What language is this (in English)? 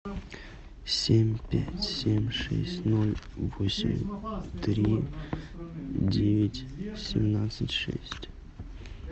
Russian